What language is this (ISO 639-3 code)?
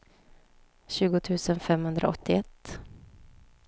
swe